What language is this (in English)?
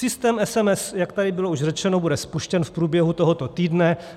Czech